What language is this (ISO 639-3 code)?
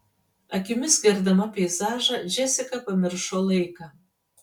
lit